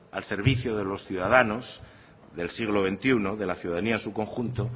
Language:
Spanish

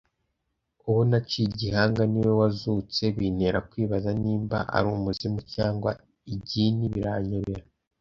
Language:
Kinyarwanda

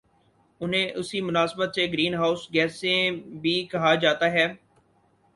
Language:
Urdu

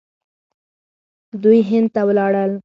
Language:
Pashto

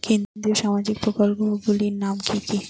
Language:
Bangla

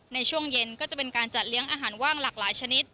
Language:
Thai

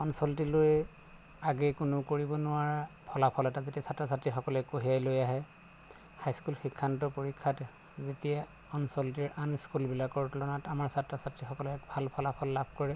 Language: Assamese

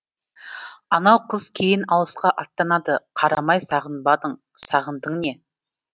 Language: Kazakh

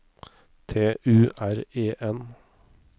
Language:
Norwegian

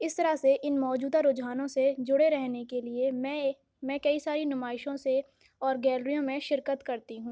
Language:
Urdu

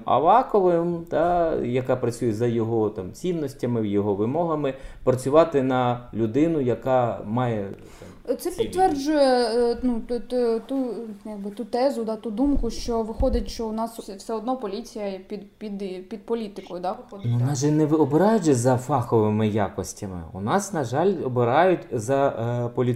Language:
Ukrainian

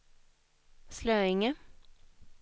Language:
Swedish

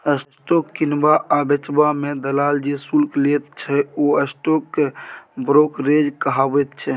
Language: Maithili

